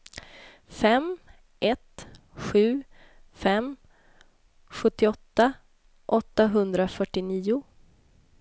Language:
Swedish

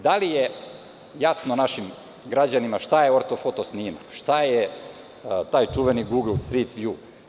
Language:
Serbian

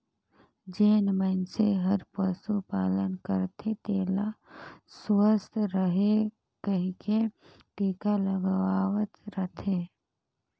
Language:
Chhattisgarhi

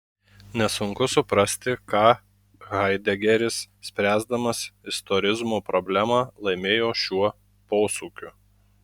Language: Lithuanian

